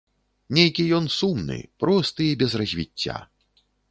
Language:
Belarusian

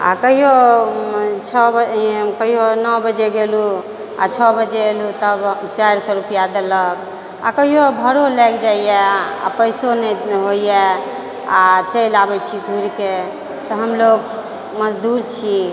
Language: Maithili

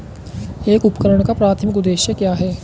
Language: Hindi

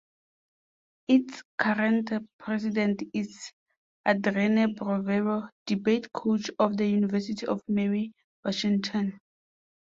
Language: English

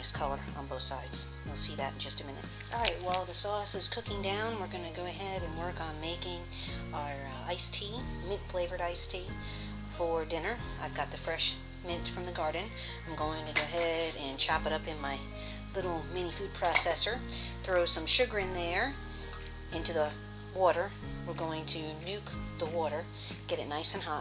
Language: English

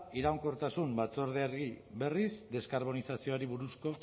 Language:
Basque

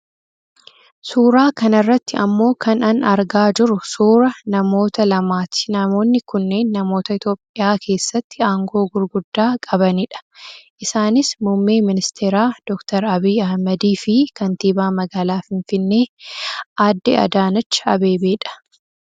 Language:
Oromo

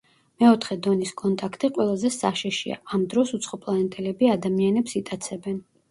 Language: Georgian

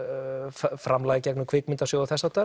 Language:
Icelandic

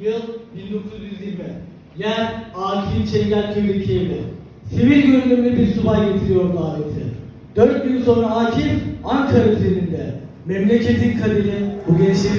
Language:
Turkish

